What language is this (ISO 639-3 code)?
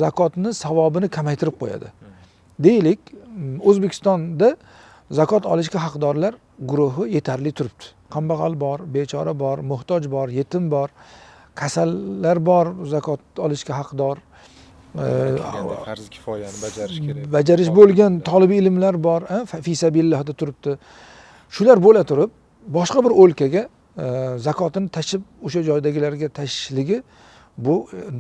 tur